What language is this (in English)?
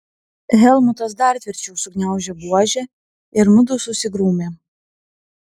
Lithuanian